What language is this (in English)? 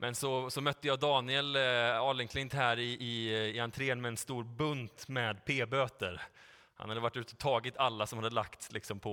Swedish